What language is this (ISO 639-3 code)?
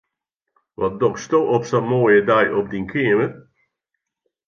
fry